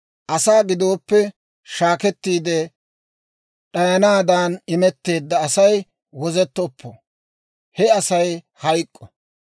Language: Dawro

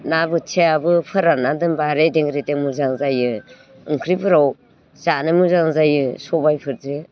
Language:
Bodo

